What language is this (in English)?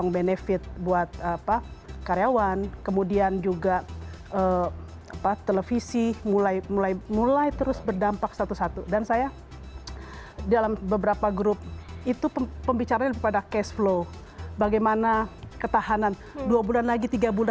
Indonesian